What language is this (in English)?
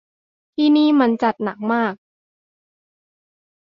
Thai